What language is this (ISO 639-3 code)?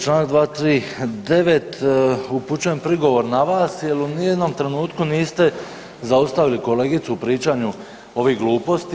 hrv